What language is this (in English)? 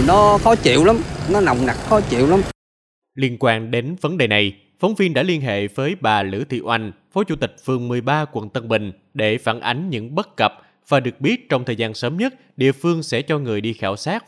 Vietnamese